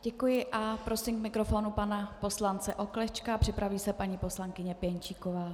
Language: Czech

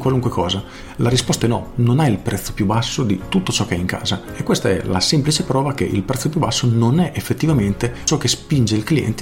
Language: Italian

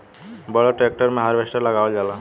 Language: Bhojpuri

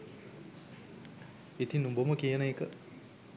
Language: Sinhala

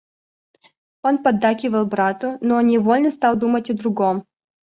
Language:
Russian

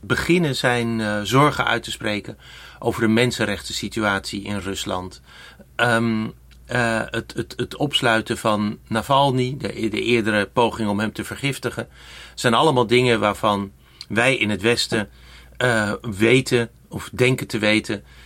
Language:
Dutch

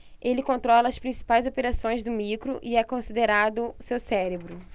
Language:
Portuguese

